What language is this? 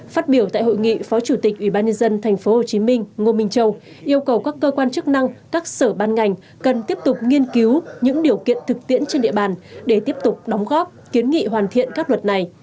Vietnamese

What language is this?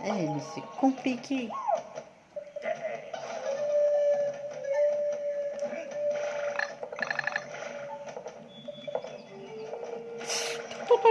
French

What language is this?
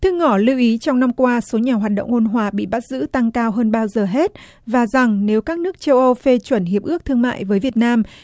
Vietnamese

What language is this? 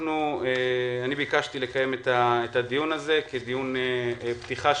Hebrew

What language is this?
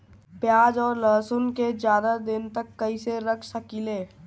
Bhojpuri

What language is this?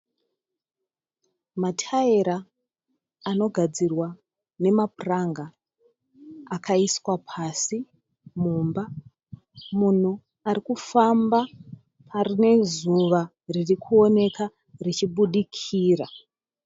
Shona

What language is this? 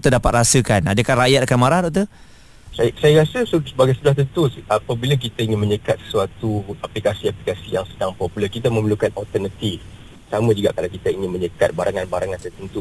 Malay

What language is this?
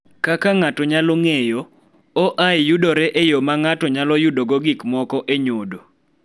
Luo (Kenya and Tanzania)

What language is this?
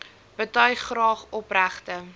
Afrikaans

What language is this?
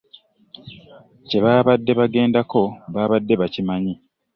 Ganda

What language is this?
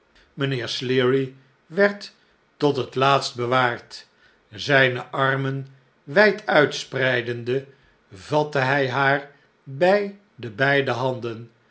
Dutch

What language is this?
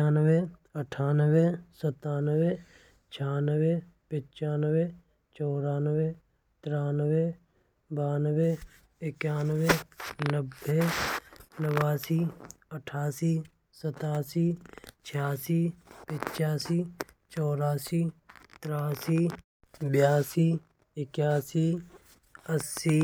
Braj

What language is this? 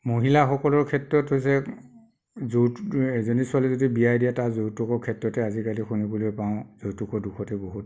Assamese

